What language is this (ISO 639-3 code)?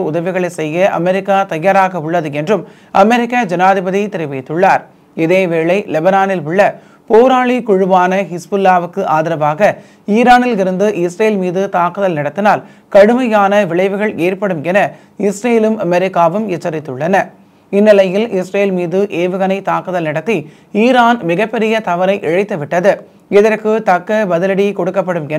tam